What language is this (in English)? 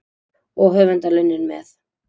Icelandic